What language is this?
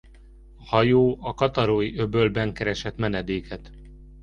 Hungarian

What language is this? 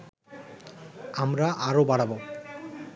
Bangla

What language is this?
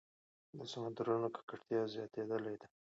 Pashto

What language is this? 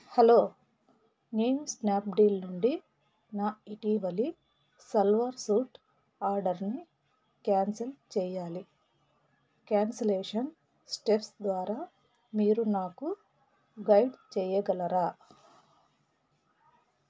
Telugu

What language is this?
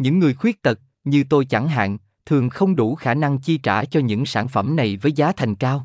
Vietnamese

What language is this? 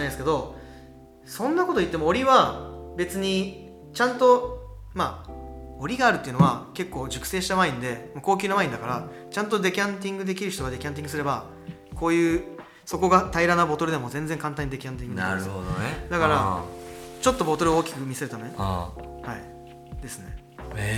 Japanese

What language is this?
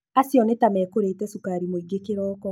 Kikuyu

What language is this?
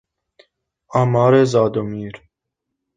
Persian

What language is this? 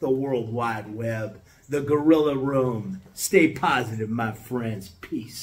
English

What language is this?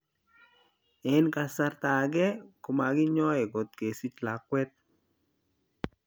Kalenjin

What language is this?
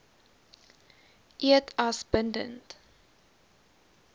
Afrikaans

